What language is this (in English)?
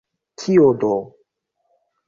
Esperanto